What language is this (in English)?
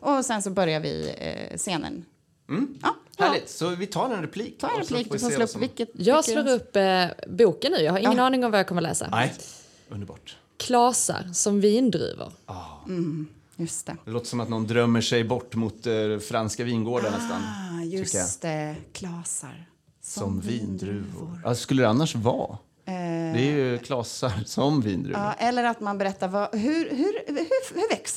Swedish